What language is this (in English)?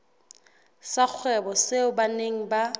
Southern Sotho